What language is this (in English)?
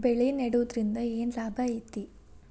Kannada